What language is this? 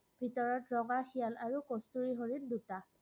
Assamese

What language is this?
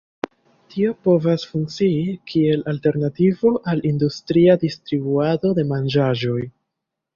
Esperanto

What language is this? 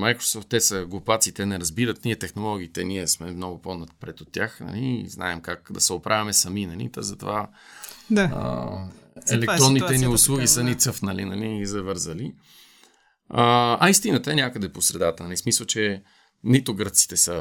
Bulgarian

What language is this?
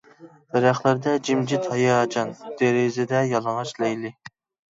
Uyghur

